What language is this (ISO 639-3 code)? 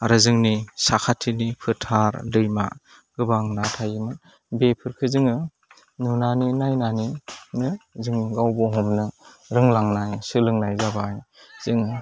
brx